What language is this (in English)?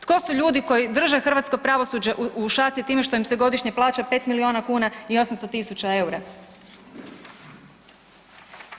Croatian